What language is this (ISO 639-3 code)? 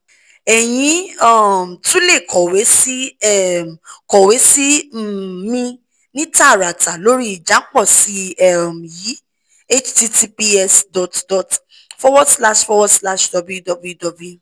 yor